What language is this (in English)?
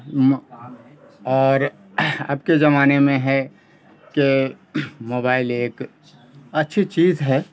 Urdu